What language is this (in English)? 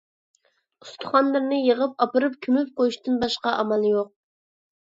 Uyghur